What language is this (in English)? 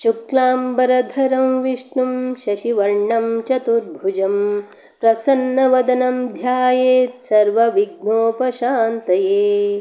Sanskrit